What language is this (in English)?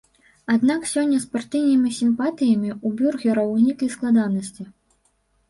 Belarusian